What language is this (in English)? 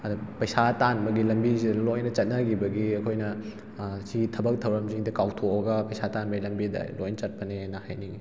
Manipuri